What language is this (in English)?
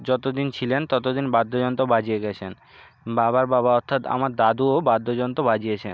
Bangla